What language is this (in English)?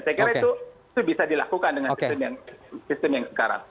Indonesian